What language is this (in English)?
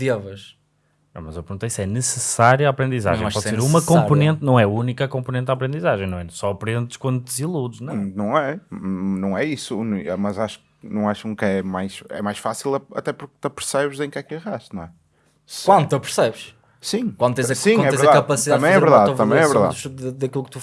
Portuguese